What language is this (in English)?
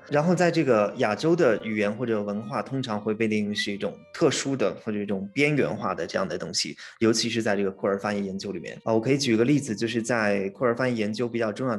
Chinese